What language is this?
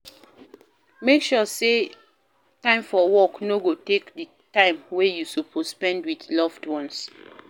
Nigerian Pidgin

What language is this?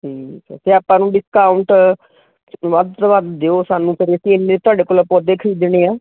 Punjabi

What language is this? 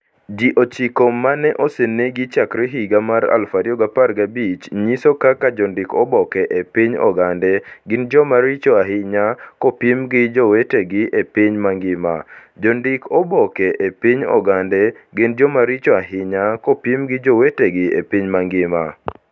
Luo (Kenya and Tanzania)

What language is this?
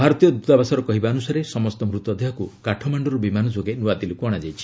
Odia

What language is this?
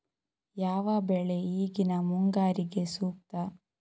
Kannada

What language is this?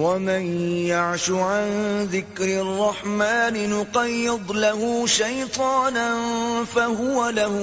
Urdu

